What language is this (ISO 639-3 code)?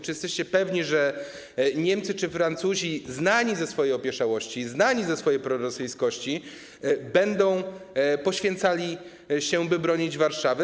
pol